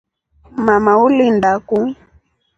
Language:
Rombo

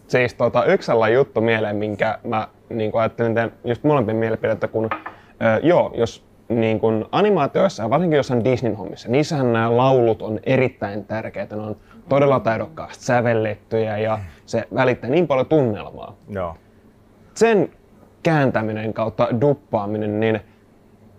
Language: Finnish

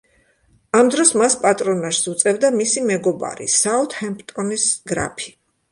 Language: Georgian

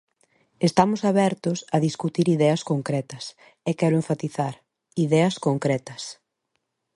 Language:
Galician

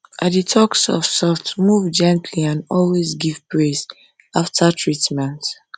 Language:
Nigerian Pidgin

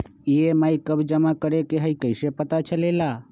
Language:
Magahi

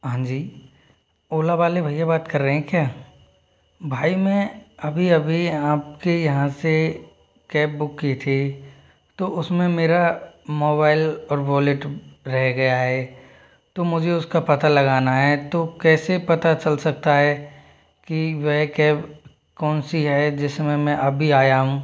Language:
Hindi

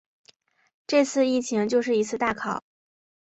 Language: Chinese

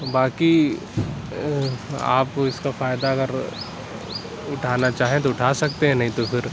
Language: Urdu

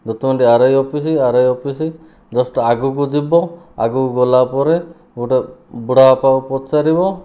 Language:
Odia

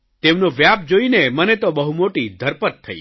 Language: Gujarati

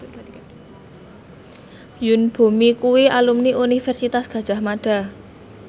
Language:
Javanese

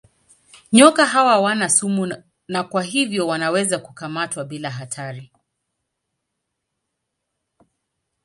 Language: Swahili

